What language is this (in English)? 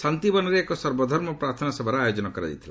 Odia